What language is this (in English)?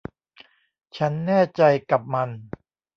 Thai